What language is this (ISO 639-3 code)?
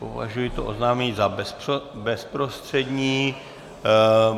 ces